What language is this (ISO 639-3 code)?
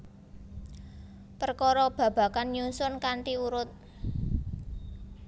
jav